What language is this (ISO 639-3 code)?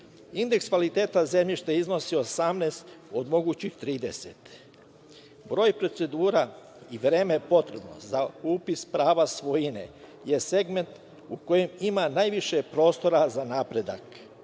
srp